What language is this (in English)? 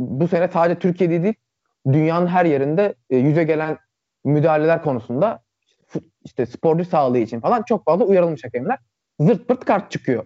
Turkish